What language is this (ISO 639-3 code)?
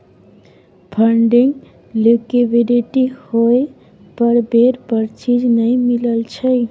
mai